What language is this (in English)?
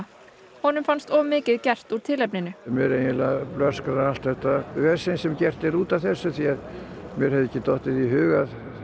Icelandic